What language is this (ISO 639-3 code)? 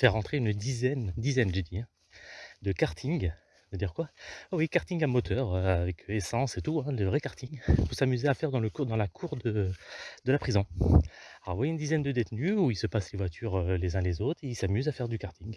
fra